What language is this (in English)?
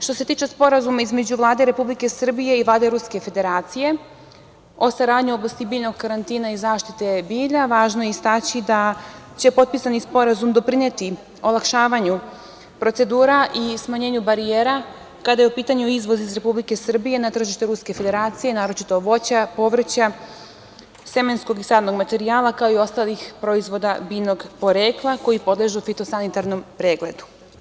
Serbian